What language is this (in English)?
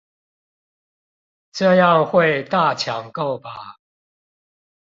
Chinese